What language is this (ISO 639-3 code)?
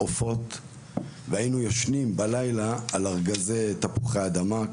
heb